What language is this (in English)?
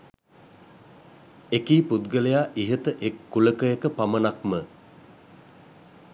Sinhala